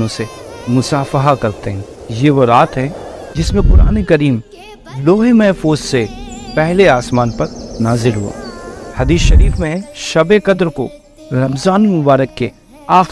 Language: Urdu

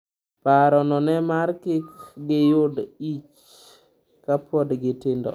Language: Luo (Kenya and Tanzania)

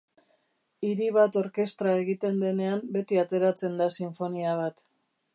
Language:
Basque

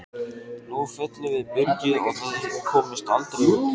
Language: Icelandic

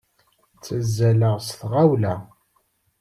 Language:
Kabyle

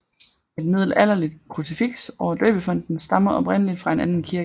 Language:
Danish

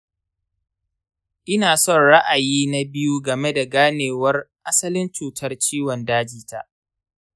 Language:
Hausa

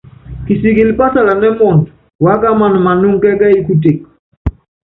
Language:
Yangben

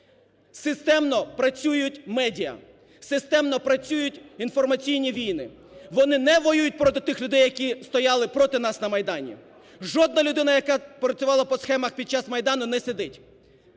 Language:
Ukrainian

